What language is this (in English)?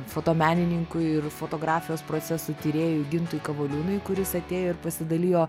Lithuanian